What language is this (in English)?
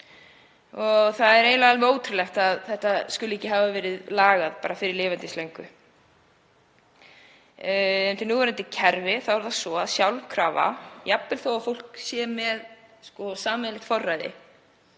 Icelandic